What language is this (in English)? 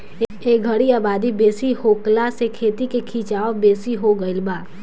Bhojpuri